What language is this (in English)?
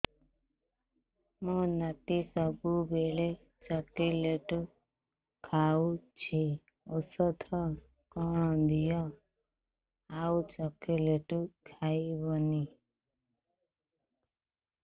Odia